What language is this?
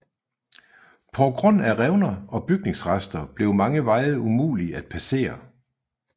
Danish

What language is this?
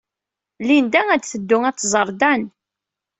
Kabyle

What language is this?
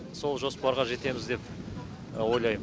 Kazakh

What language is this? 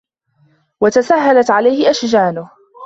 Arabic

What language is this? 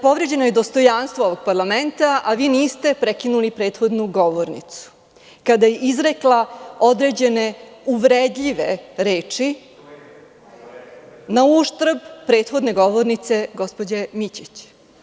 Serbian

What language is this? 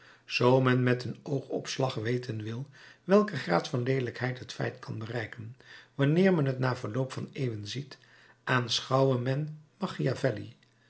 Dutch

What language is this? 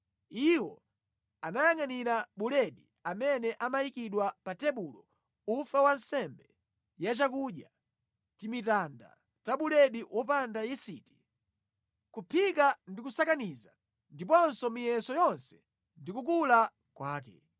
Nyanja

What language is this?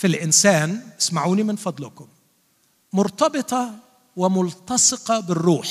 Arabic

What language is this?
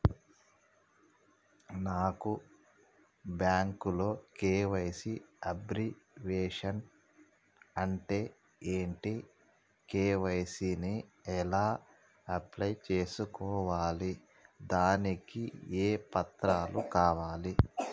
Telugu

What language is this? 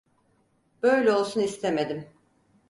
Turkish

